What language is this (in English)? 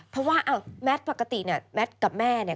Thai